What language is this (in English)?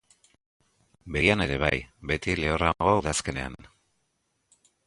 Basque